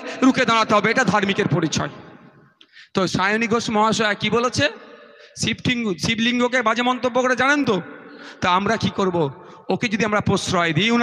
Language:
Bangla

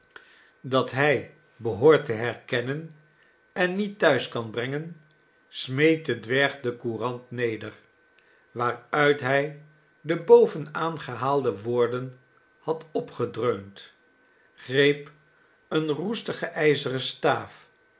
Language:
Dutch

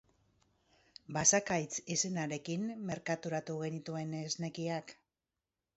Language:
Basque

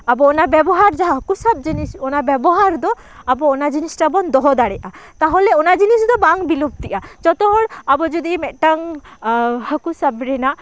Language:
Santali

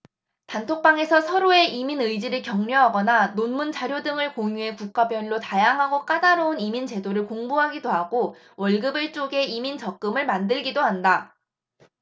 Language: Korean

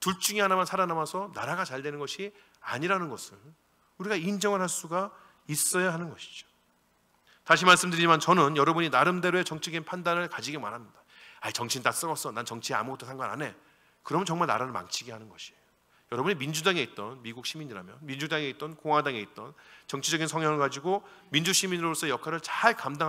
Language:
Korean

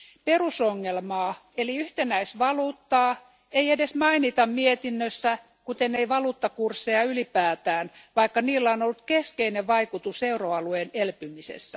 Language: Finnish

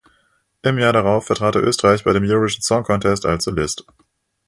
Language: German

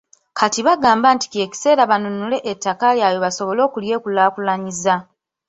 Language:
Ganda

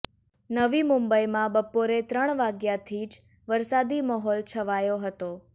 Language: Gujarati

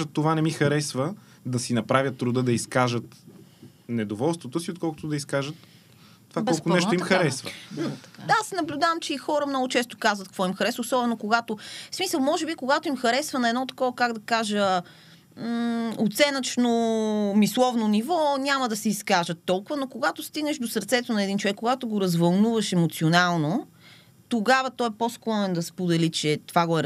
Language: Bulgarian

